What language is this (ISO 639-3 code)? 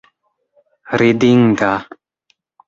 epo